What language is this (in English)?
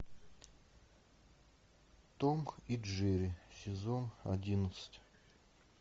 Russian